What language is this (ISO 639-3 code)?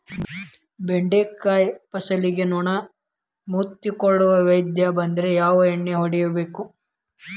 kan